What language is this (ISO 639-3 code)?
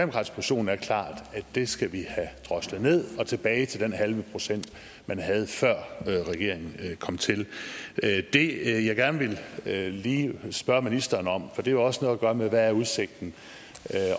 dan